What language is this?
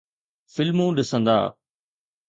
Sindhi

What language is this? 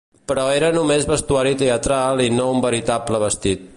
Catalan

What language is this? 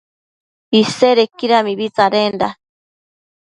Matsés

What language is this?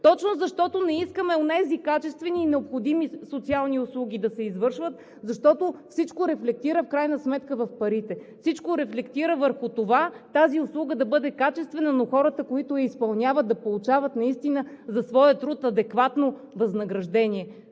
Bulgarian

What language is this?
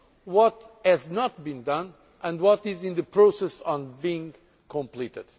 English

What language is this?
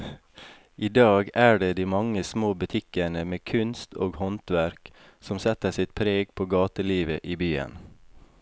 Norwegian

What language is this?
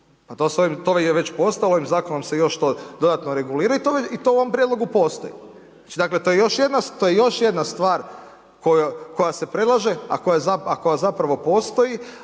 Croatian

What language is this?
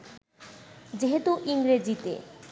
Bangla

